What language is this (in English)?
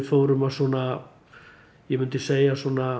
Icelandic